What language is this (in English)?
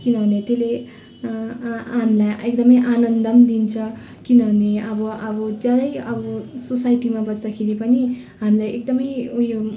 Nepali